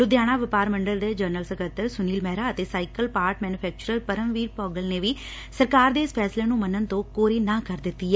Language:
Punjabi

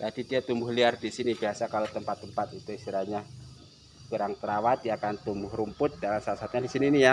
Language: Indonesian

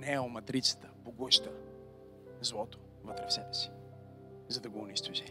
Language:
Bulgarian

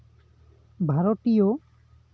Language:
Santali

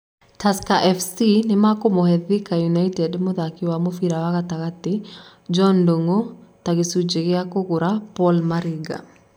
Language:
Kikuyu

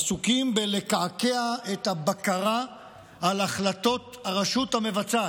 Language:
Hebrew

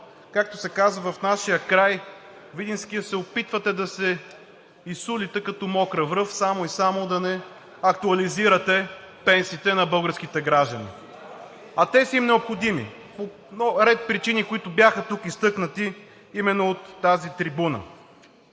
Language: Bulgarian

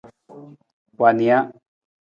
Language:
Nawdm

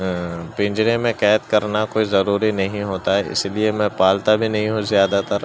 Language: Urdu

